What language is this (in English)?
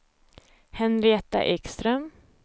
Swedish